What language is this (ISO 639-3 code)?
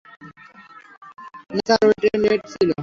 ben